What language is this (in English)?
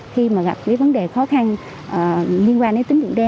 Vietnamese